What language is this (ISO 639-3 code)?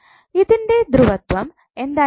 mal